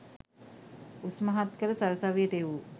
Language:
Sinhala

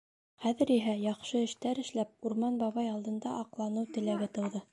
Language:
Bashkir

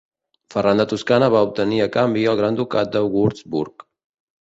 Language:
Catalan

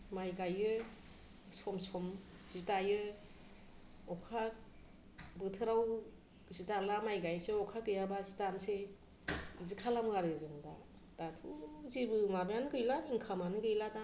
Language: Bodo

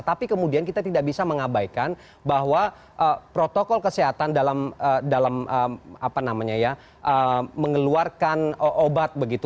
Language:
Indonesian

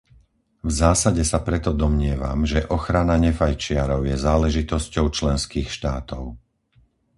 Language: Slovak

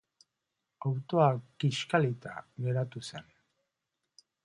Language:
Basque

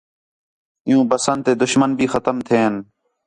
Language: Khetrani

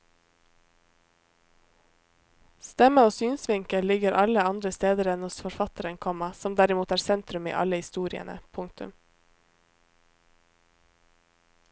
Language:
Norwegian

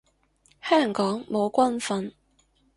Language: Cantonese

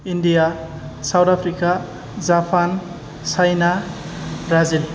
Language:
Bodo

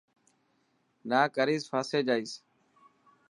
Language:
Dhatki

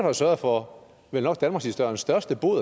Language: Danish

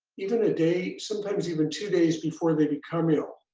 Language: English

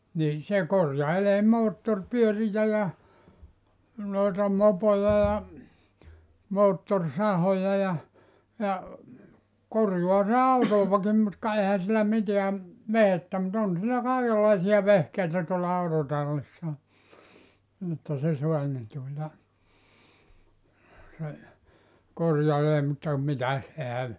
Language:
Finnish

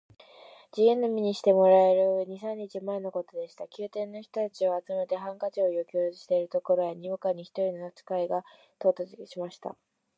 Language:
Japanese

